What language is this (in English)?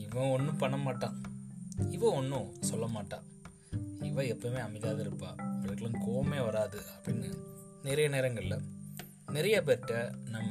Tamil